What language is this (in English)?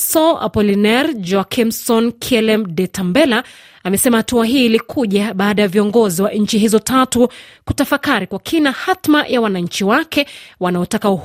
Swahili